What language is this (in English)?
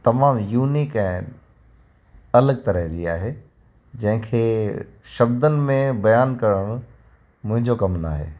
Sindhi